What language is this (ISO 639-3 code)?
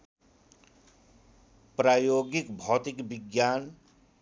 nep